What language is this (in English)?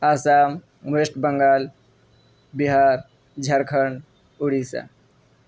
Urdu